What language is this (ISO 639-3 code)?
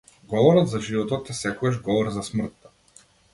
mkd